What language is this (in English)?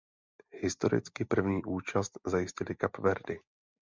Czech